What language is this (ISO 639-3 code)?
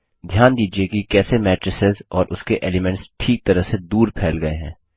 hin